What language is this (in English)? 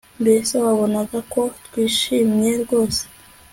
Kinyarwanda